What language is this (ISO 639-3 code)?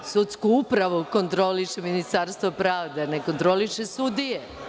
srp